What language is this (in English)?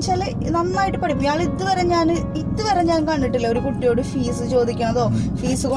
Turkish